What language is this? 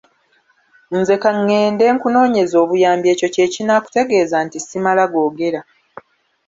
Ganda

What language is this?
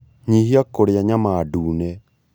Kikuyu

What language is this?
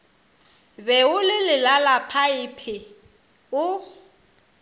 Northern Sotho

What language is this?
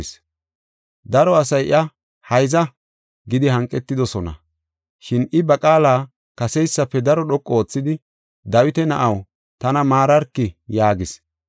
Gofa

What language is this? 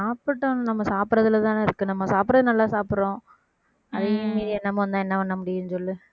Tamil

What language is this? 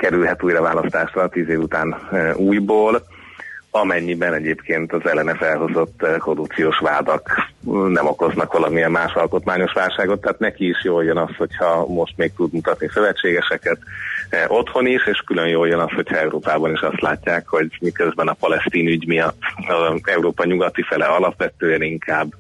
Hungarian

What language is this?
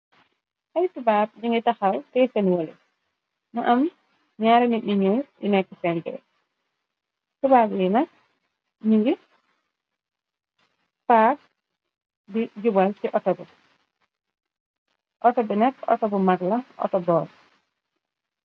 Wolof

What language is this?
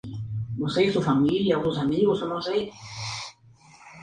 Spanish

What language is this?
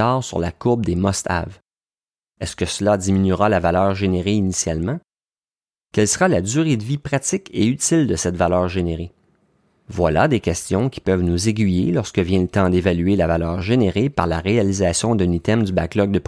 French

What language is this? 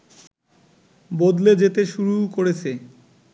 Bangla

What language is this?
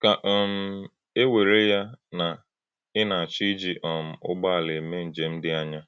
Igbo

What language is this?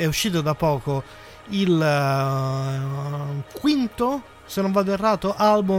Italian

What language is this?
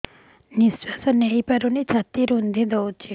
Odia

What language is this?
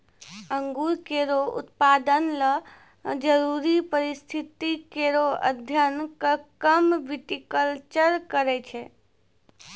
Maithili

